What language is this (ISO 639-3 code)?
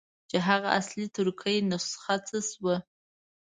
pus